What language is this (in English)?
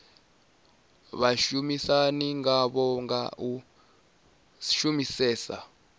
Venda